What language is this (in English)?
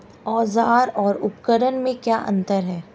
Hindi